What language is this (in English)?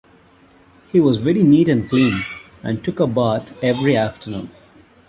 English